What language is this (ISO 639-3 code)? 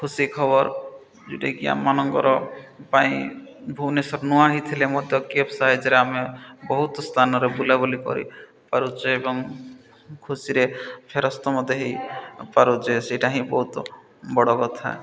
ori